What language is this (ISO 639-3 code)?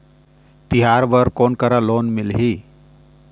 hne